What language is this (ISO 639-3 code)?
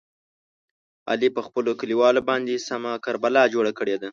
pus